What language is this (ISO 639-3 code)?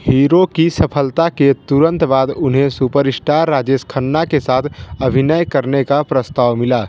hin